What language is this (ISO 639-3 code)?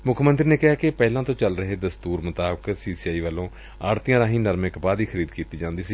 pan